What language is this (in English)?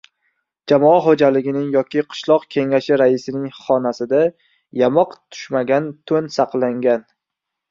Uzbek